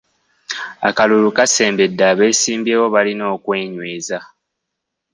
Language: Ganda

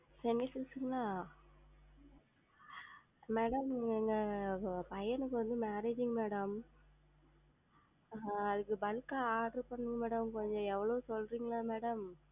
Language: Tamil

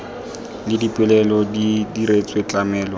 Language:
Tswana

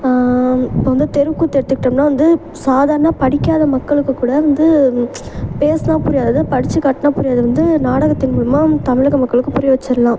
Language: Tamil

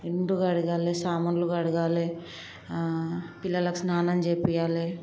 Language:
Telugu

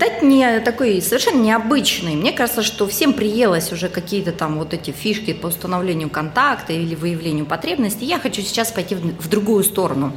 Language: Russian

